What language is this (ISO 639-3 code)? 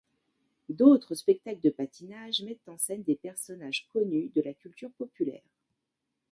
fra